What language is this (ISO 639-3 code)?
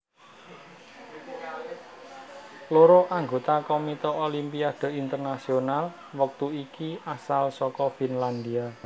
jav